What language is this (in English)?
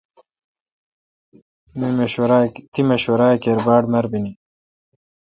Kalkoti